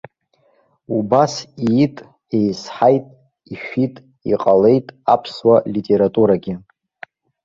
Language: Abkhazian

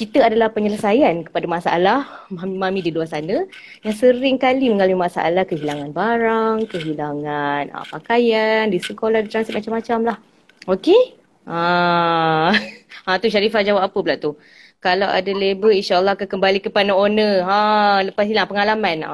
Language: Malay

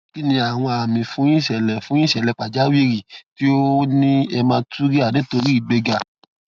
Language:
Yoruba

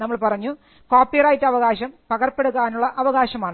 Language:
Malayalam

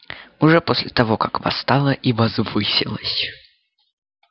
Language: Russian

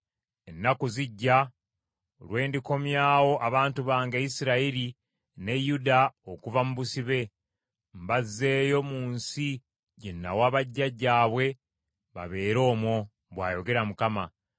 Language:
Ganda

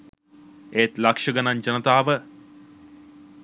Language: Sinhala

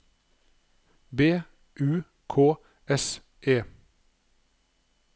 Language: Norwegian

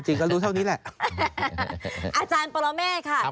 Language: Thai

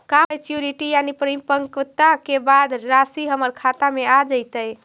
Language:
Magahi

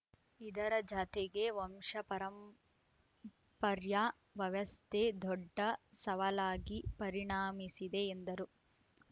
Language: Kannada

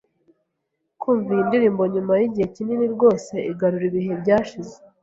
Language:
Kinyarwanda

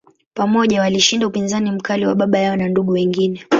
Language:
Swahili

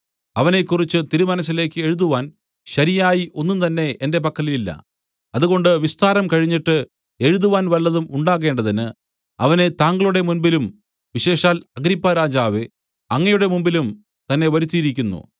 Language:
Malayalam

